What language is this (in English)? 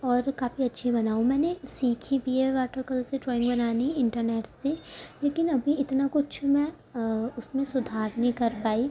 Urdu